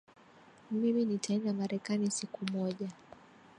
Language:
Swahili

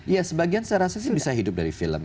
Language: Indonesian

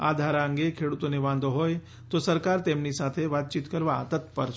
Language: Gujarati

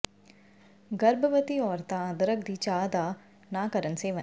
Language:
Punjabi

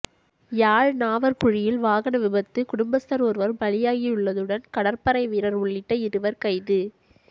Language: Tamil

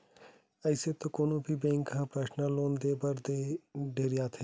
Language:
Chhattisgarhi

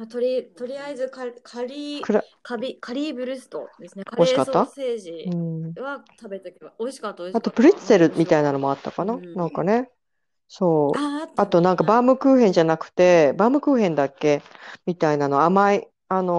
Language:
Japanese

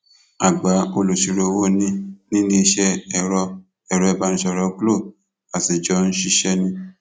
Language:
Yoruba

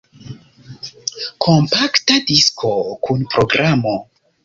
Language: Esperanto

